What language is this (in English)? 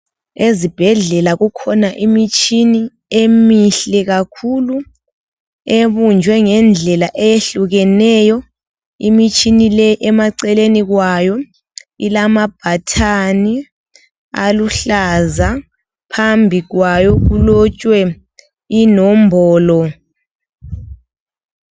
North Ndebele